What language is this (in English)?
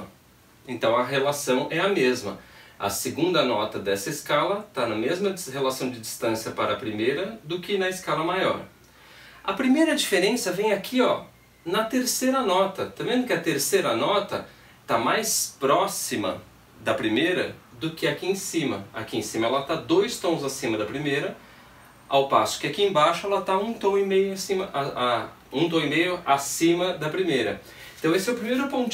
Portuguese